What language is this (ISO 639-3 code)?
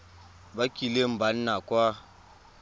tsn